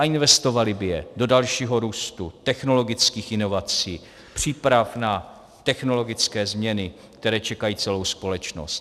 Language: Czech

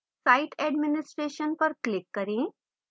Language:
Hindi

